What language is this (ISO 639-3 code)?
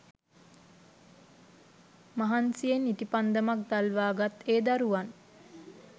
sin